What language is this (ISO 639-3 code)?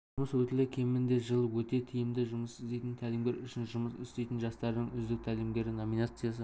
kaz